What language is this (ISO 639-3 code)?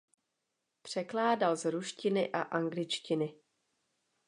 ces